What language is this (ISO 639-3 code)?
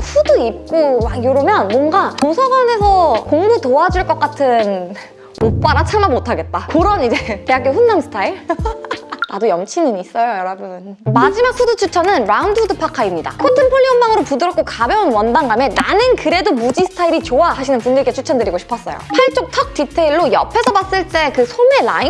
kor